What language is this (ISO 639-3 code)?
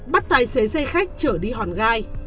vie